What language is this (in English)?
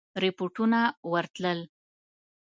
Pashto